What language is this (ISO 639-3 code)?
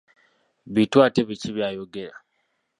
lug